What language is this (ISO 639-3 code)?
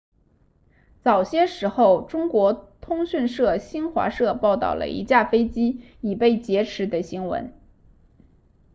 zho